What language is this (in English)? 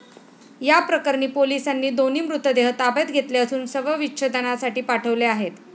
Marathi